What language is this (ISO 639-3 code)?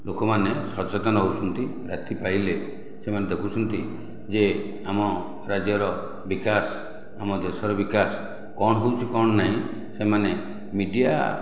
ori